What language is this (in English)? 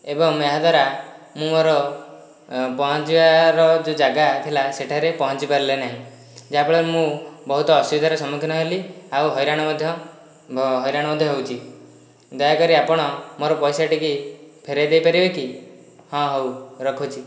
Odia